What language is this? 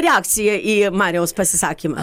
Lithuanian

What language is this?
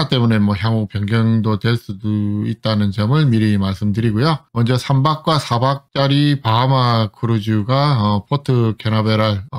Korean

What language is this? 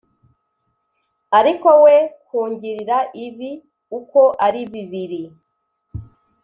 Kinyarwanda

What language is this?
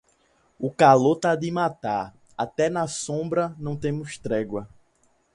Portuguese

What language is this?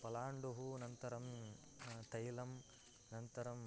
Sanskrit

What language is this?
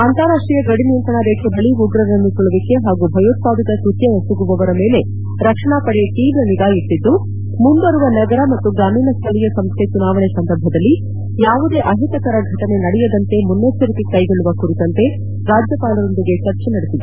Kannada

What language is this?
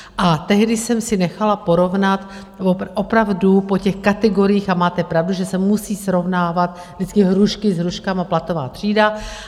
Czech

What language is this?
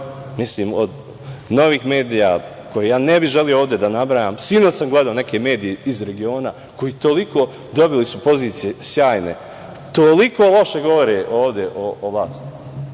Serbian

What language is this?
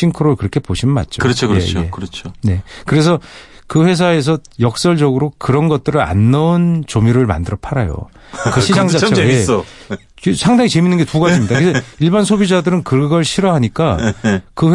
Korean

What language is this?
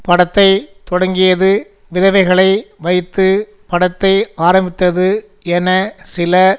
Tamil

